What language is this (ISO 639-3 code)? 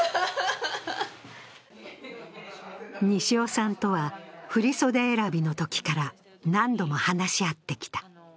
jpn